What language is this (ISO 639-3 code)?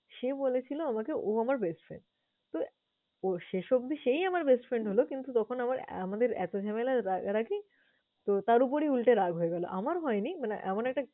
ben